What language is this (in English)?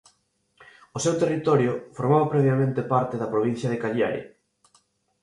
Galician